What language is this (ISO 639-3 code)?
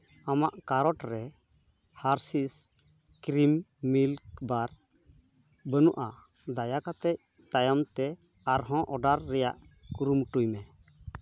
sat